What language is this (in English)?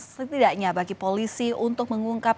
Indonesian